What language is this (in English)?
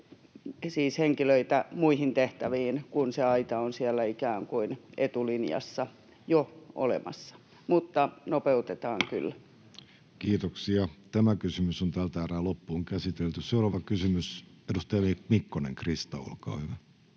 Finnish